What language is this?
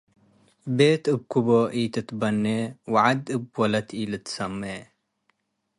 Tigre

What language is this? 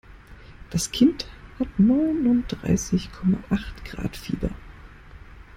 German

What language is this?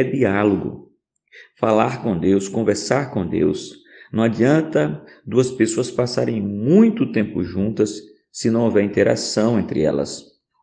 Portuguese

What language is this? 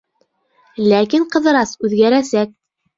Bashkir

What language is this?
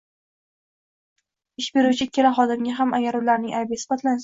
Uzbek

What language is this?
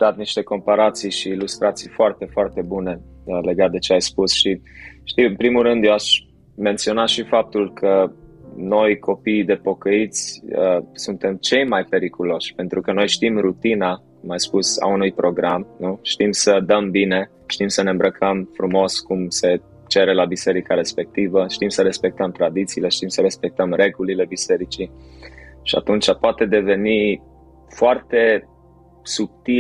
Romanian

